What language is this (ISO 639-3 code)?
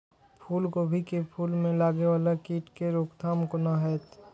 mai